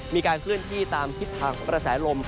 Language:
Thai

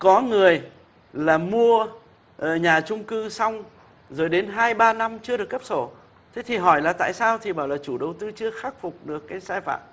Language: Vietnamese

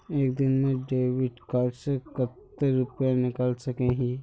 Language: Magahi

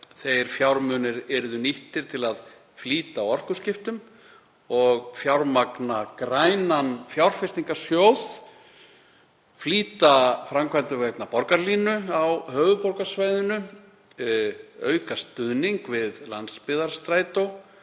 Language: Icelandic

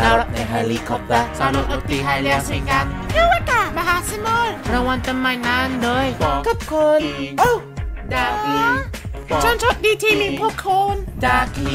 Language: Thai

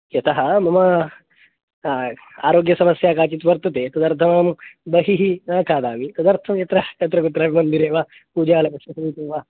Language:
Sanskrit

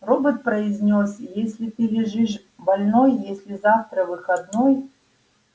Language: Russian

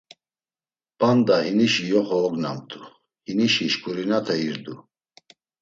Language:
Laz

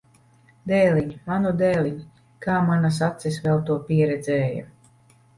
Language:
Latvian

